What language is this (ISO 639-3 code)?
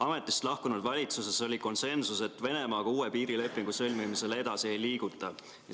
est